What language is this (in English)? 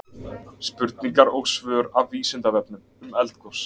Icelandic